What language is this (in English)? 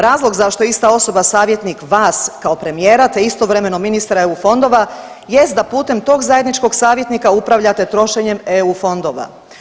Croatian